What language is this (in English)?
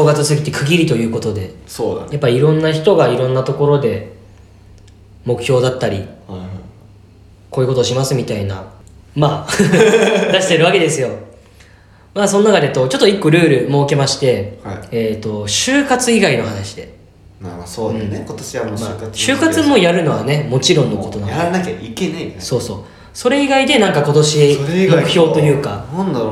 Japanese